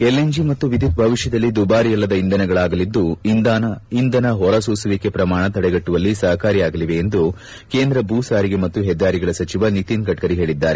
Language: Kannada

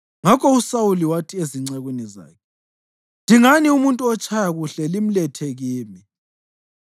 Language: North Ndebele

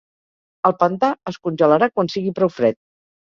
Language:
Catalan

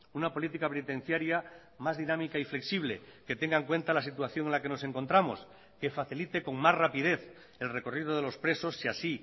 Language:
Spanish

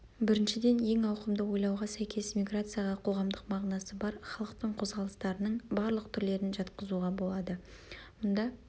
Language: Kazakh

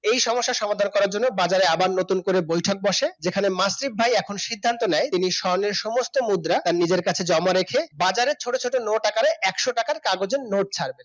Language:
Bangla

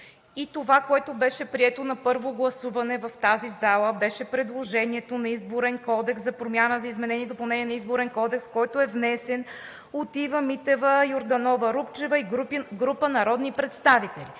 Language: Bulgarian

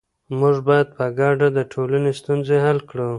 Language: Pashto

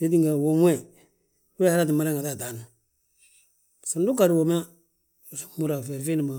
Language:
Balanta-Ganja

